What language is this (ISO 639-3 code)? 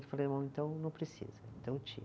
por